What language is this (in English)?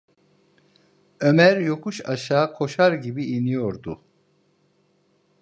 Turkish